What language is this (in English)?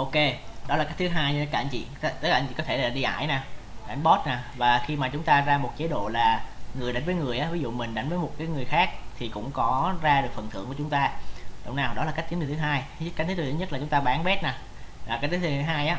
Vietnamese